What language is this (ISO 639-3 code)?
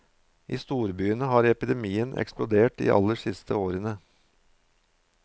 nor